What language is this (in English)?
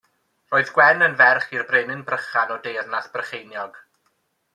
Welsh